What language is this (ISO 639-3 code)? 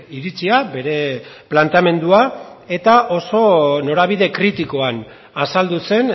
eus